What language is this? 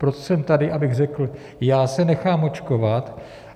Czech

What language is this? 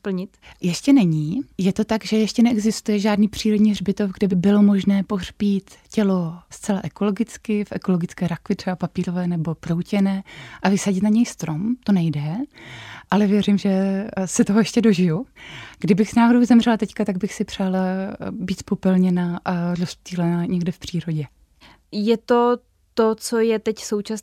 Czech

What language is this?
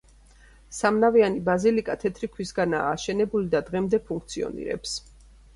Georgian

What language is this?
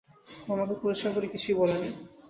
Bangla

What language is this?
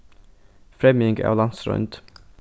Faroese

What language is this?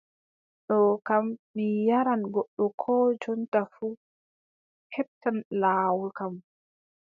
Adamawa Fulfulde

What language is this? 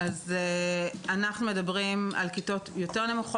Hebrew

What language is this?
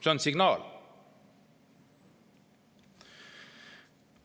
Estonian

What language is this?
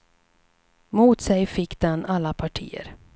Swedish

